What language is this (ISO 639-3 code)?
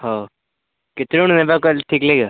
ori